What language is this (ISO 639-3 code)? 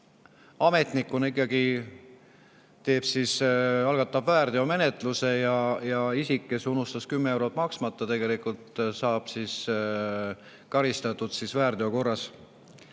est